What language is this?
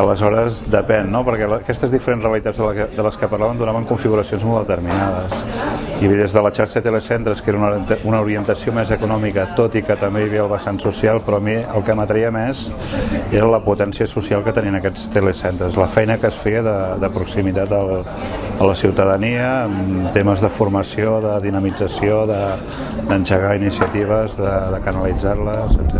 Catalan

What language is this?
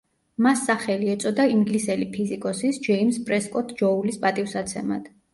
Georgian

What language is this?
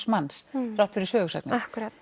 Icelandic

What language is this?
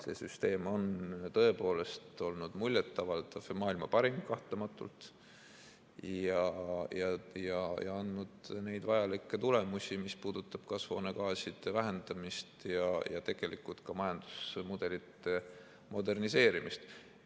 Estonian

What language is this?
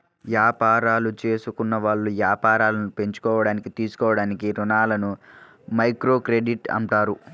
Telugu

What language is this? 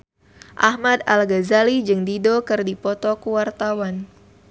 Sundanese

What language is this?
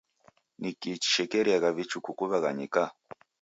Taita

